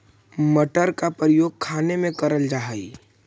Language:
Magahi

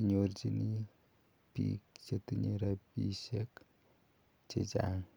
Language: Kalenjin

